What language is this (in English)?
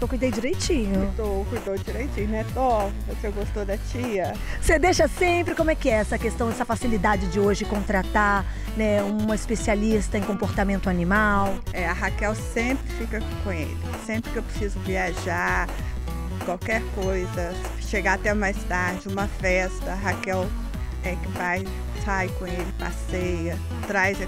Portuguese